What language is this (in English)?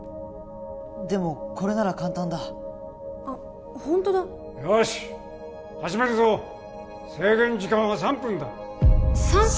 Japanese